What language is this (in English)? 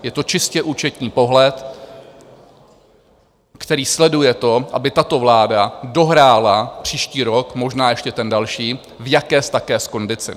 Czech